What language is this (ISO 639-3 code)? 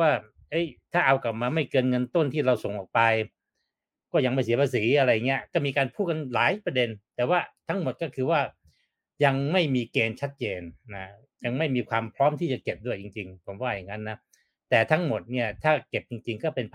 tha